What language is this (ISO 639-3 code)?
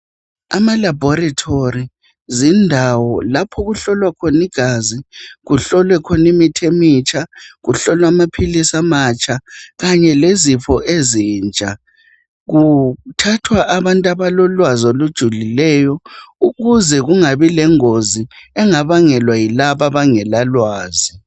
nde